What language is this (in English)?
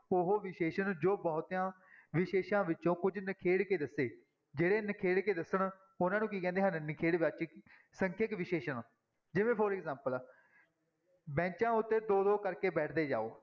Punjabi